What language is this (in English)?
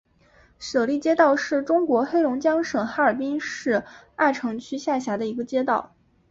Chinese